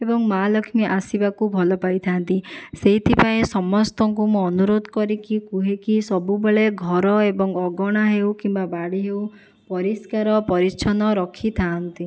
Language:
Odia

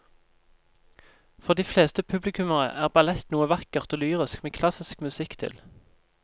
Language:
Norwegian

